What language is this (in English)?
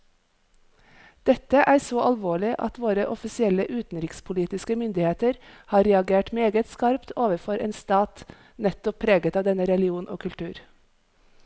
Norwegian